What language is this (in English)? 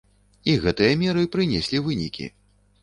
Belarusian